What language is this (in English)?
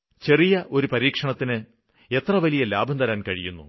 Malayalam